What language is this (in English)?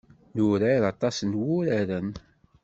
Kabyle